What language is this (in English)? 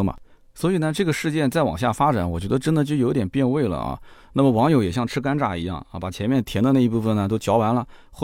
Chinese